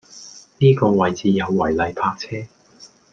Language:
Cantonese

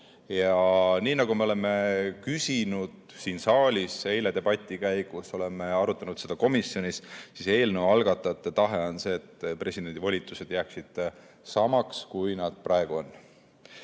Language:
Estonian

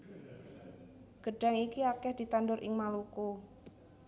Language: Javanese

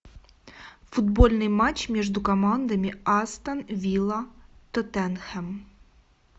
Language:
Russian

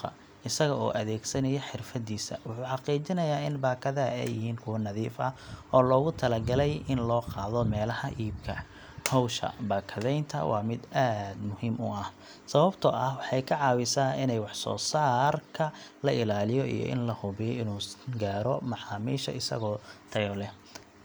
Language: Somali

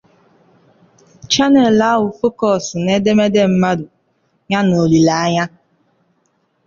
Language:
Igbo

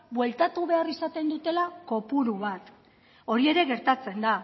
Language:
Basque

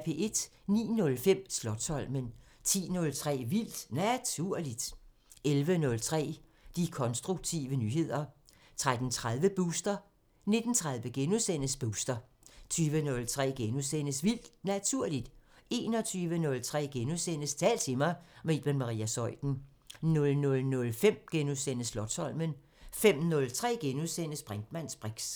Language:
Danish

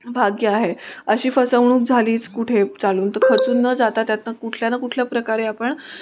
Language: Marathi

